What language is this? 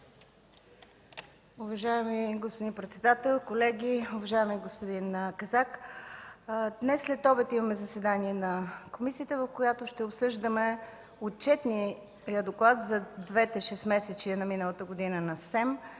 Bulgarian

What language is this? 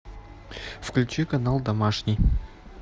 Russian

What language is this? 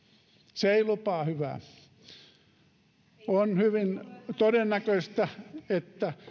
Finnish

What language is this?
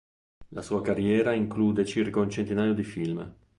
Italian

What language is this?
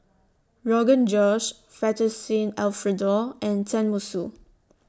English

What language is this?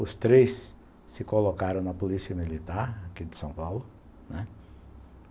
Portuguese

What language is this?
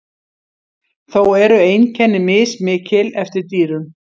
Icelandic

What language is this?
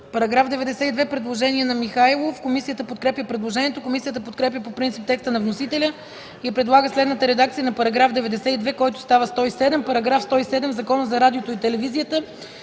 Bulgarian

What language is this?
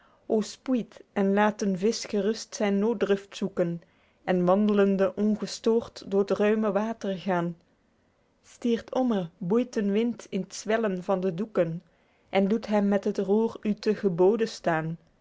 Dutch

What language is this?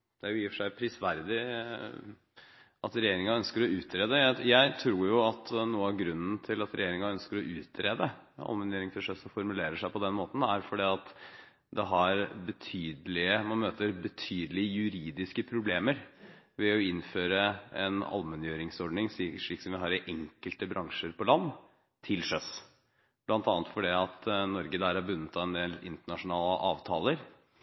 Norwegian Bokmål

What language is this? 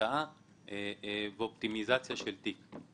Hebrew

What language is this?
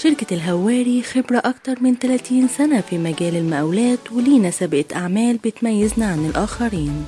Arabic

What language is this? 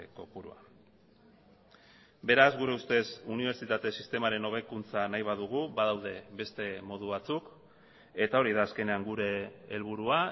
Basque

